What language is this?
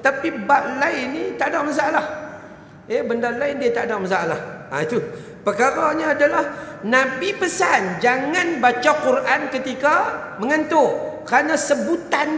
Malay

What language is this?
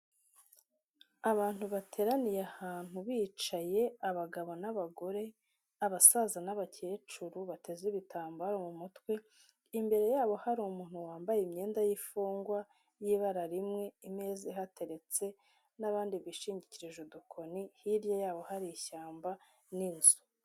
Kinyarwanda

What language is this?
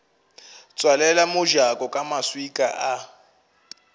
Northern Sotho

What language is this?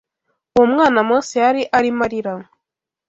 Kinyarwanda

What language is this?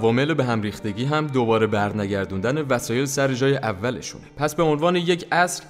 Persian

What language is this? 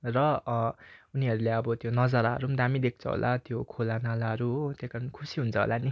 Nepali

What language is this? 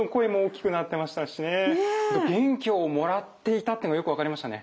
Japanese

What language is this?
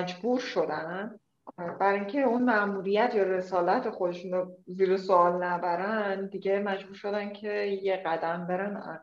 Persian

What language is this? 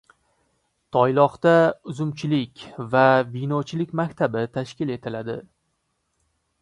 Uzbek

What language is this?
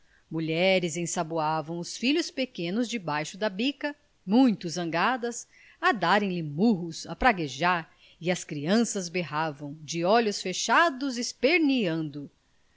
Portuguese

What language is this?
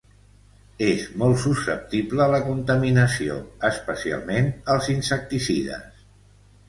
Catalan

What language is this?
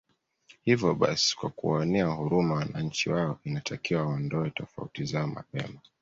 Swahili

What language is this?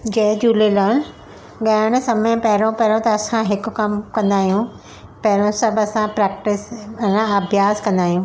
Sindhi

